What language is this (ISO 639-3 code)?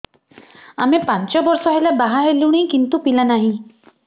ori